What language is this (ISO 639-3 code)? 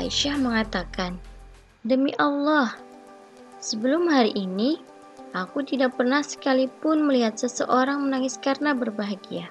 ind